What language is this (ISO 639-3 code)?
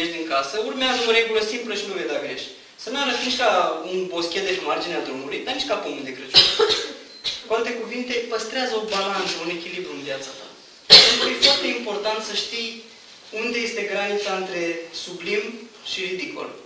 ron